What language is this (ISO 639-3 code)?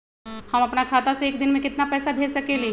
mag